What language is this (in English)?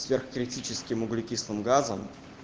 Russian